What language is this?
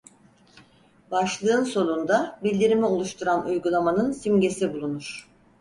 Turkish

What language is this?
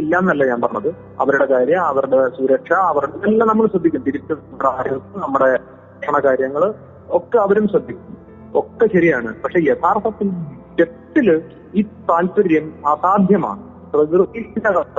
Malayalam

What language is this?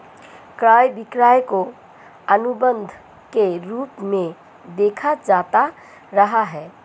Hindi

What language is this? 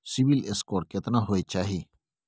Maithili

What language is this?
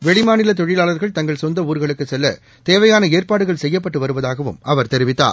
Tamil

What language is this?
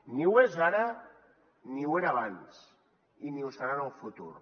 Catalan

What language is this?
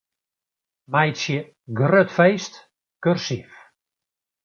Western Frisian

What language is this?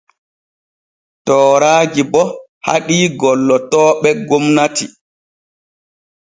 Borgu Fulfulde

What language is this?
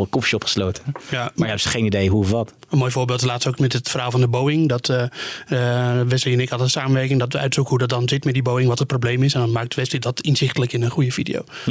Dutch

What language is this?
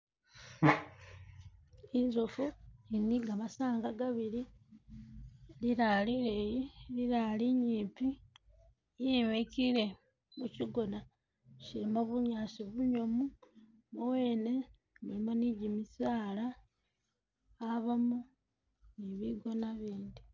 Masaaba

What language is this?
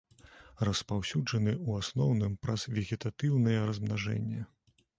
Belarusian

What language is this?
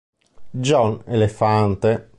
Italian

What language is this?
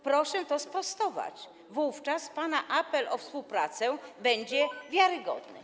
Polish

